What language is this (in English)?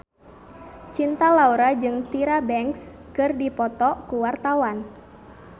Sundanese